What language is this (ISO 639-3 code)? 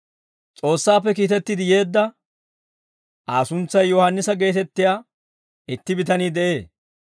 dwr